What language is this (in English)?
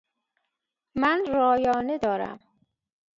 Persian